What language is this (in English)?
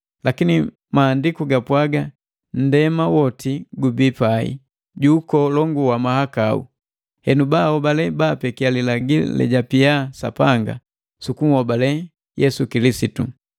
Matengo